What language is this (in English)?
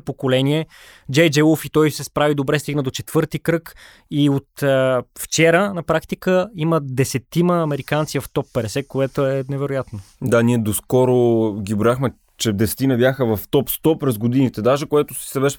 Bulgarian